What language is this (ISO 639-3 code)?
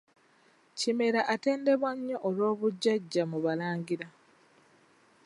lug